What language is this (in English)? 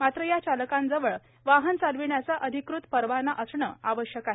Marathi